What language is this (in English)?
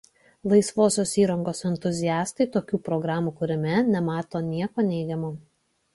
Lithuanian